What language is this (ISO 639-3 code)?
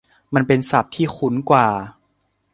tha